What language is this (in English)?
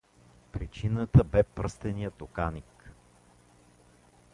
Bulgarian